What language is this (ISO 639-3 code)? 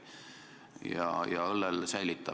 est